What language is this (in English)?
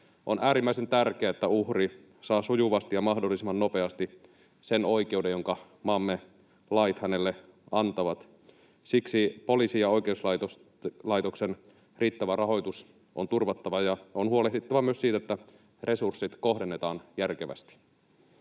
Finnish